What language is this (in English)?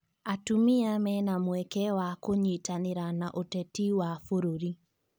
Kikuyu